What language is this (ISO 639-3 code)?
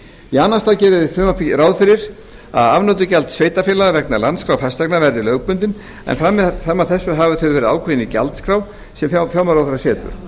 isl